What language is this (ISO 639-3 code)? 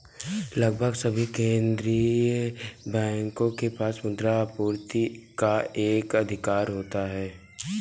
hin